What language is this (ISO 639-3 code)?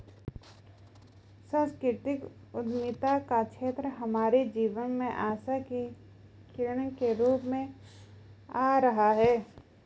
hin